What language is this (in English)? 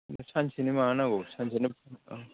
Bodo